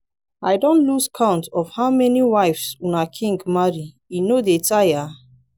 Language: Nigerian Pidgin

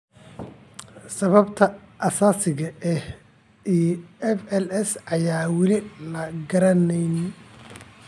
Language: Somali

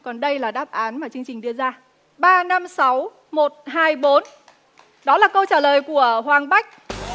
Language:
Vietnamese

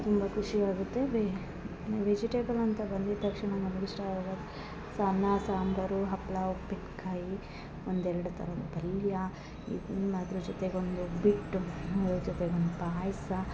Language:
Kannada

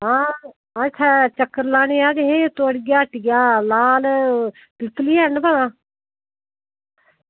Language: Dogri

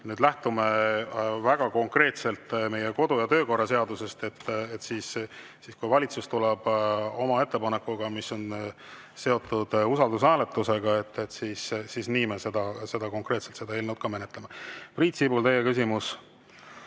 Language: Estonian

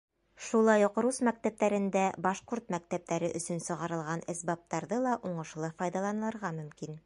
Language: Bashkir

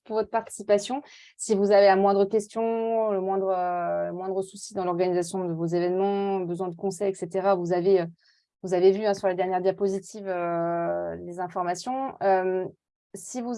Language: French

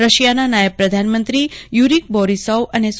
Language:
Gujarati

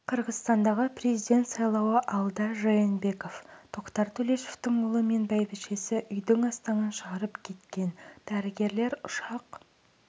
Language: Kazakh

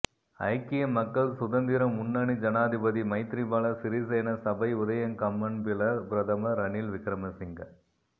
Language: Tamil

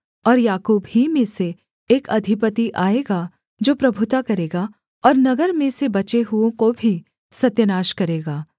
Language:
Hindi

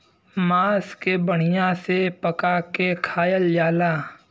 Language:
Bhojpuri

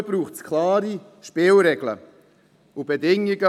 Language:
Swiss German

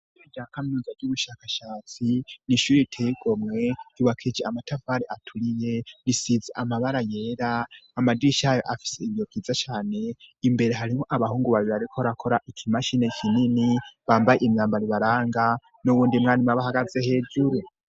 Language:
Rundi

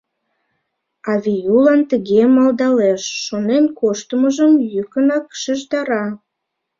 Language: Mari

